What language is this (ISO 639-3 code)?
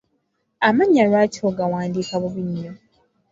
lug